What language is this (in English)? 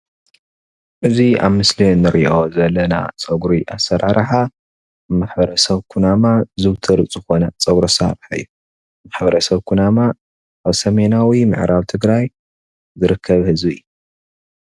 Tigrinya